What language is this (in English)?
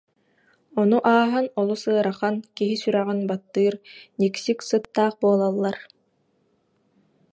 Yakut